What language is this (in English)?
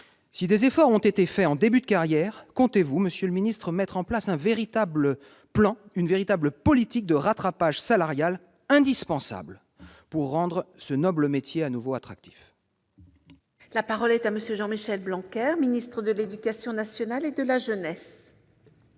French